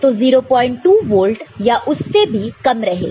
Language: Hindi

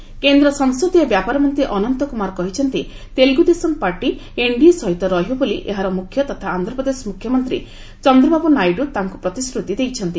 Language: Odia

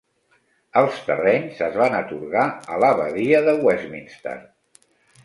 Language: Catalan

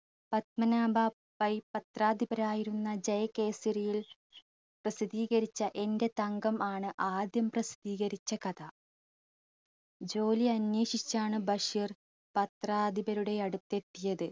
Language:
Malayalam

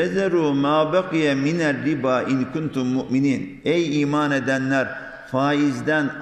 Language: Turkish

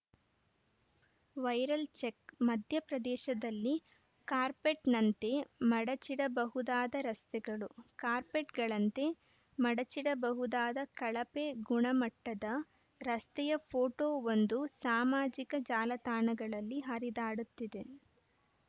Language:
Kannada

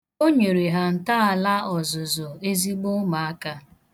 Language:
Igbo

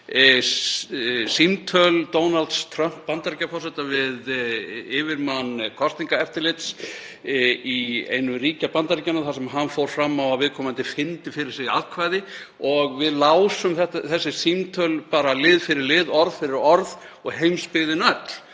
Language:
Icelandic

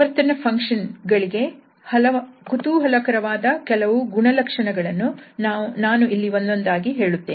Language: Kannada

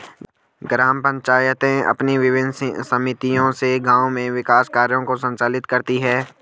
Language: Hindi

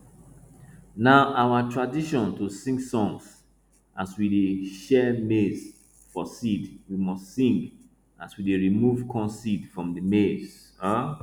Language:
Nigerian Pidgin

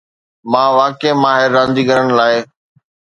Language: Sindhi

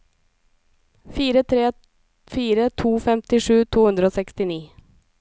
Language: Norwegian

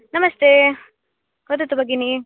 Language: Sanskrit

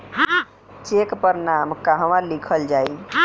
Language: Bhojpuri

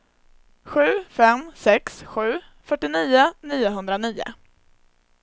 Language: Swedish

